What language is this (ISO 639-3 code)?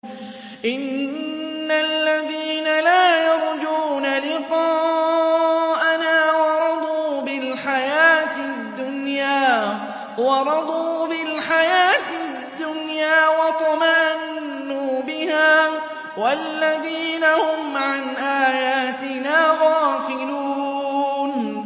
ara